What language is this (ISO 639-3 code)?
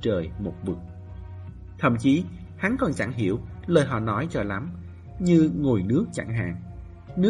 vie